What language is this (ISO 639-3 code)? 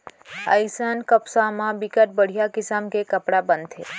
hne